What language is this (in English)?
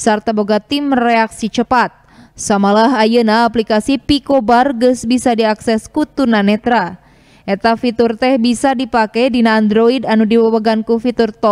Indonesian